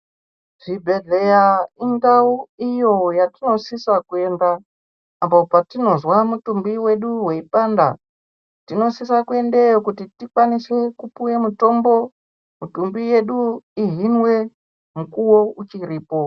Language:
Ndau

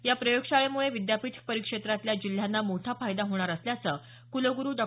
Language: Marathi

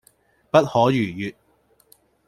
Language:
Cantonese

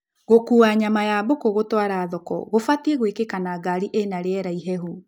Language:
Kikuyu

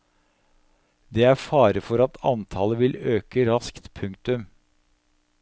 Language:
Norwegian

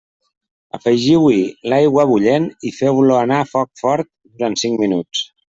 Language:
Catalan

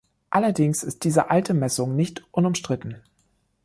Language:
German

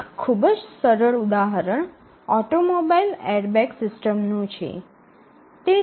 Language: Gujarati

